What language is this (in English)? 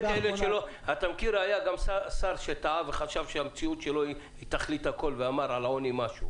Hebrew